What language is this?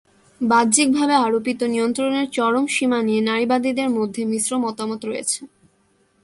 Bangla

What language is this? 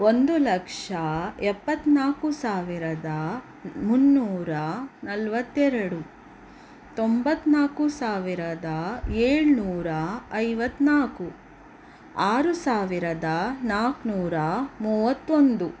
Kannada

